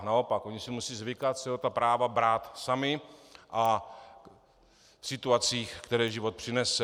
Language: Czech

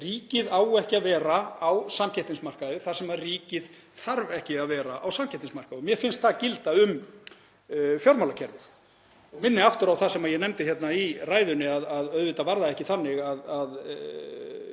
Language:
Icelandic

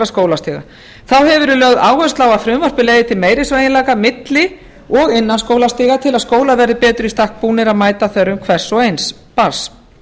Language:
Icelandic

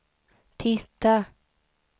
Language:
Swedish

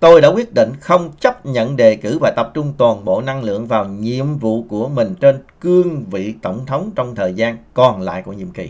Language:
Vietnamese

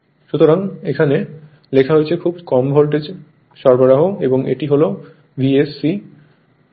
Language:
Bangla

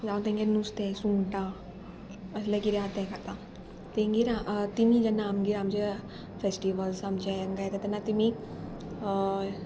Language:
Konkani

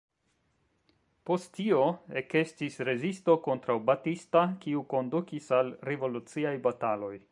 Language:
Esperanto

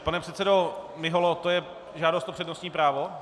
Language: Czech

